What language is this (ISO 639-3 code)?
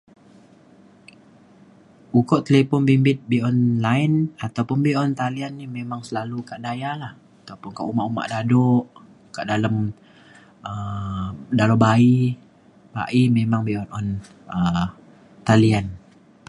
xkl